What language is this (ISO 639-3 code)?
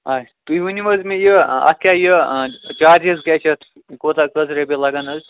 kas